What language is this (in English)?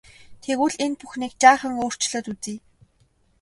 Mongolian